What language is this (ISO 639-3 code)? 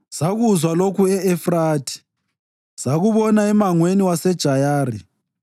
nde